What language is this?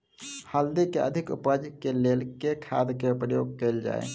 Maithili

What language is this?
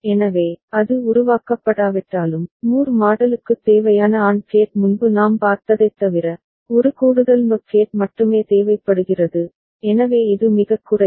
Tamil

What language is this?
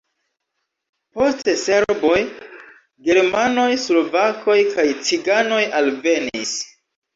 Esperanto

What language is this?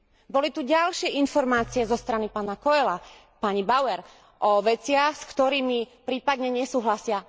Slovak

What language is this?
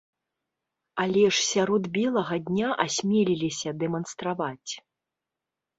Belarusian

